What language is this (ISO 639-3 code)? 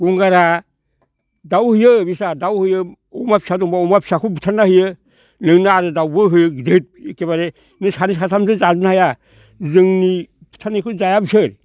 brx